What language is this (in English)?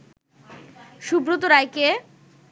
Bangla